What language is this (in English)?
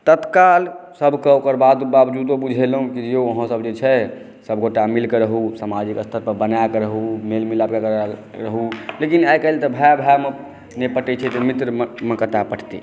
Maithili